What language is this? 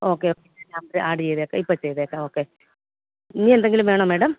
Malayalam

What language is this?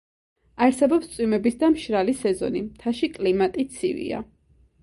Georgian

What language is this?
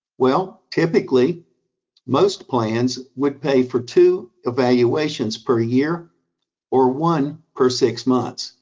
English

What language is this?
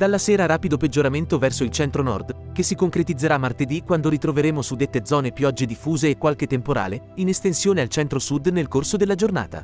Italian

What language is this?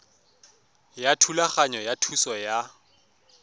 Tswana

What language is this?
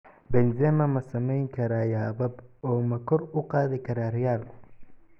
Somali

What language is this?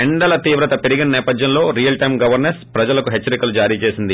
Telugu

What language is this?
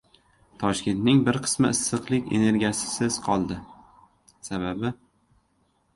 Uzbek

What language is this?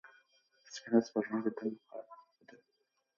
Pashto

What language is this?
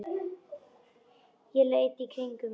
Icelandic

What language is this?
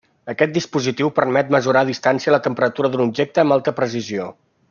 Catalan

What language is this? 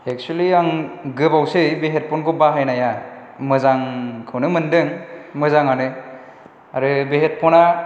Bodo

